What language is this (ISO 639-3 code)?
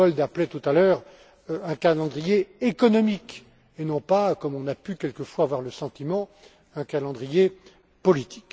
fra